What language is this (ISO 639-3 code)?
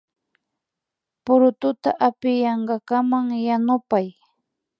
qvi